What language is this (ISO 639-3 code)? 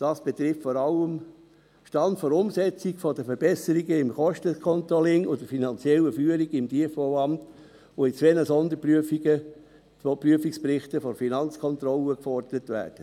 gsw